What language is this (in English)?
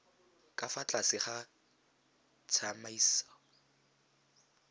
Tswana